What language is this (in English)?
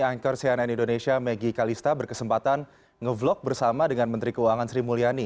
Indonesian